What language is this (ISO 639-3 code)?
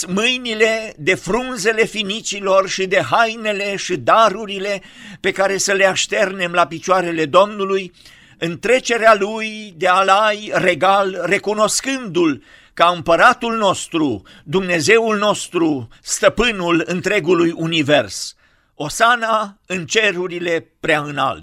ron